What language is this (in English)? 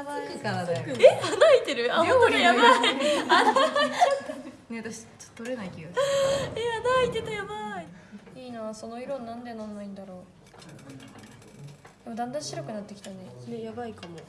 Japanese